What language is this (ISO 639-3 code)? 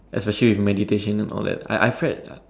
eng